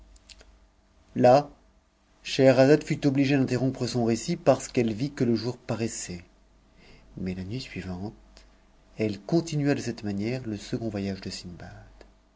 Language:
French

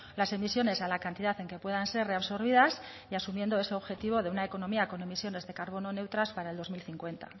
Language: Spanish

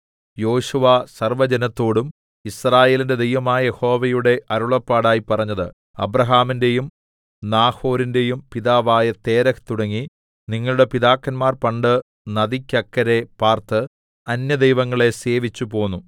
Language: Malayalam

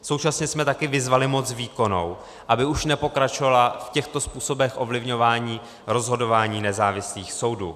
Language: Czech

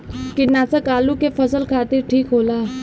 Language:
Bhojpuri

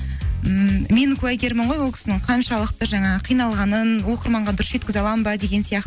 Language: Kazakh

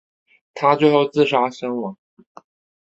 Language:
Chinese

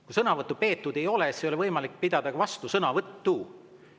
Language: Estonian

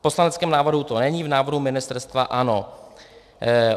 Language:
Czech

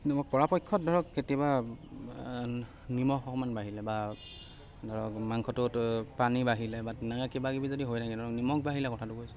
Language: Assamese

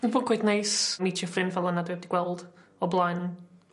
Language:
Welsh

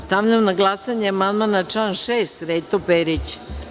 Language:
Serbian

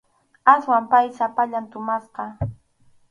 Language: Arequipa-La Unión Quechua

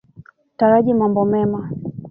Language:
Swahili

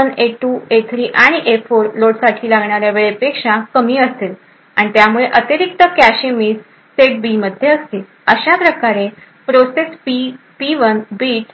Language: Marathi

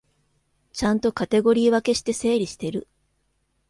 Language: Japanese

